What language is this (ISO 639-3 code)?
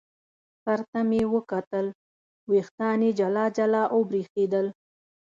pus